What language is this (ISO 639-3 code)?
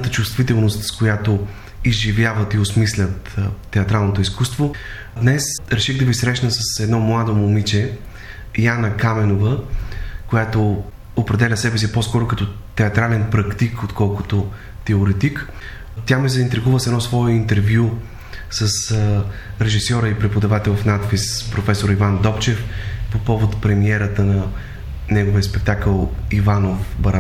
bul